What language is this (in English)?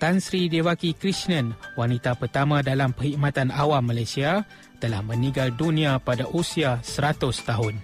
Malay